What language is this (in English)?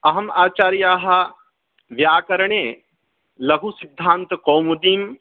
Sanskrit